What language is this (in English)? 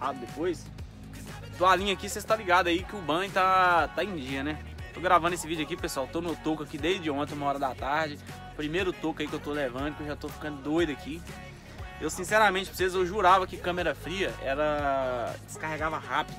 Portuguese